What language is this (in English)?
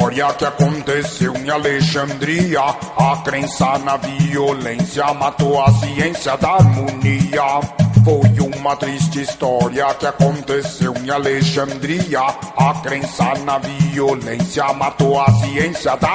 Portuguese